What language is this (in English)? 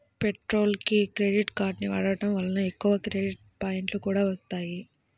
Telugu